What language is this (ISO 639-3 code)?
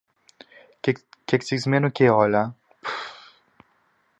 ell